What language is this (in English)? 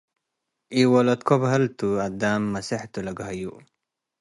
Tigre